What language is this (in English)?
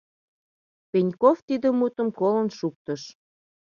Mari